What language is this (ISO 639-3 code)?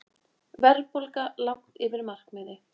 isl